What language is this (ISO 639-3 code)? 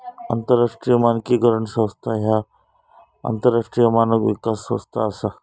mar